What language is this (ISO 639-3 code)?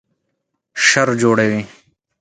pus